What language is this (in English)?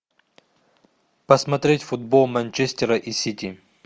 Russian